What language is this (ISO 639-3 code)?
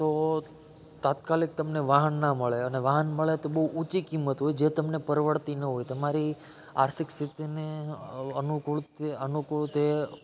guj